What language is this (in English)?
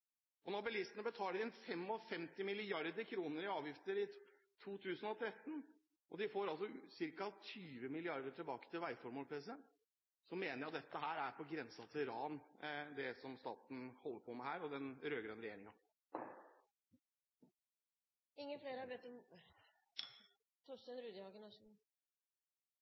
Norwegian